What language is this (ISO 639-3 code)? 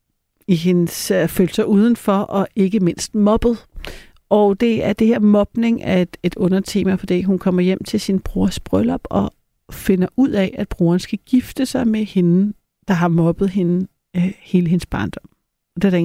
dan